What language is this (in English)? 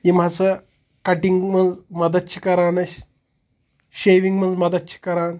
Kashmiri